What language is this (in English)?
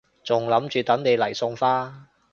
Cantonese